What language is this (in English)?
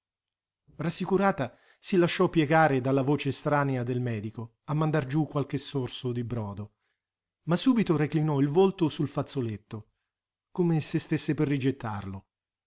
Italian